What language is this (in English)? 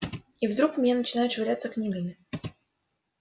Russian